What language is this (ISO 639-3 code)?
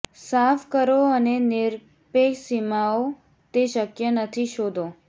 guj